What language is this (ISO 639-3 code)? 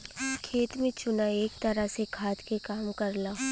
bho